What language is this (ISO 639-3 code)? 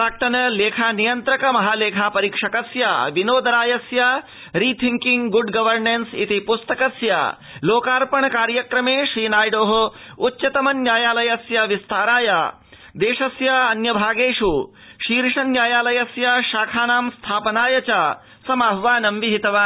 san